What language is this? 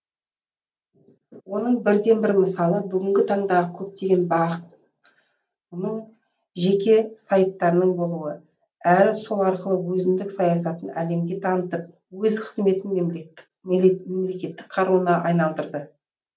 Kazakh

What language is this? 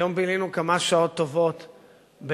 Hebrew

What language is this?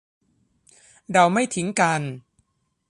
Thai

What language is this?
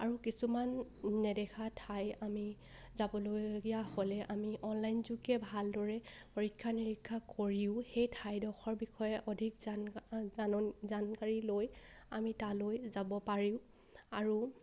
Assamese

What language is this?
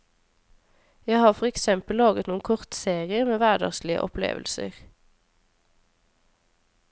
Norwegian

